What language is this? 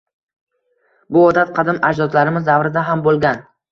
Uzbek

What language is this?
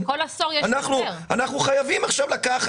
Hebrew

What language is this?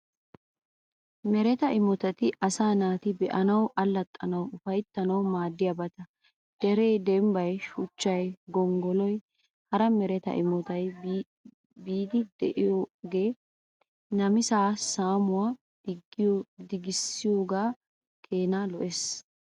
Wolaytta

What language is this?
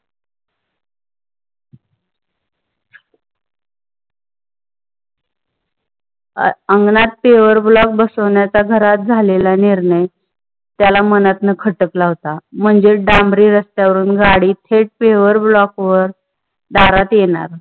Marathi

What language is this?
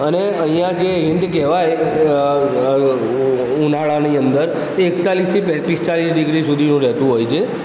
Gujarati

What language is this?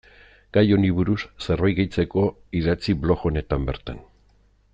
Basque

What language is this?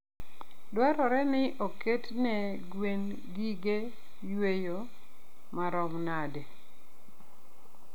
Luo (Kenya and Tanzania)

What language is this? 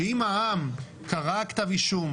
Hebrew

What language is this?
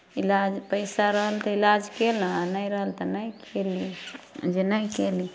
Maithili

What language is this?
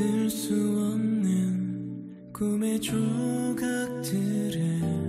Korean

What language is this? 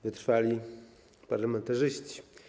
Polish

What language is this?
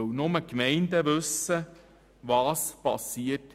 Swiss German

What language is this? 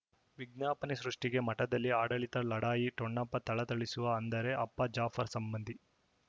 Kannada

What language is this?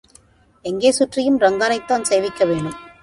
Tamil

